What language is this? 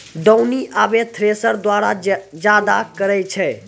Maithili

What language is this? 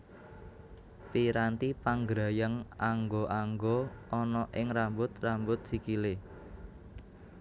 Javanese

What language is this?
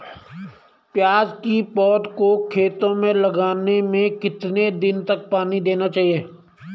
Hindi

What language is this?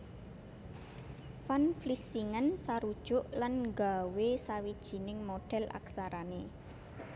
Javanese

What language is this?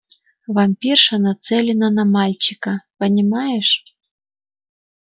Russian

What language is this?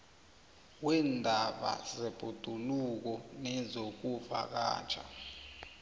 South Ndebele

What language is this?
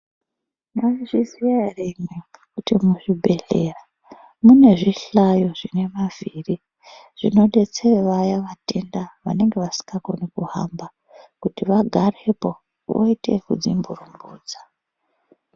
Ndau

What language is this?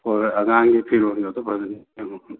Manipuri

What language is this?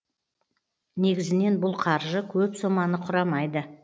Kazakh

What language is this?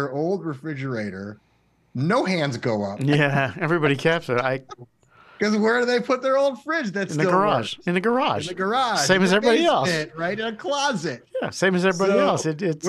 English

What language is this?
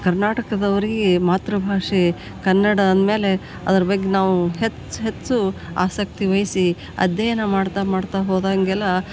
Kannada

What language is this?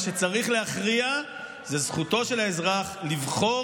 Hebrew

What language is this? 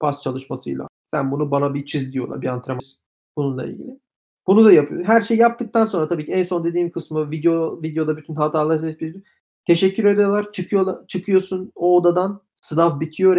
Turkish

